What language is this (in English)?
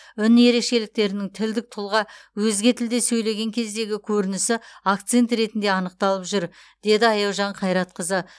Kazakh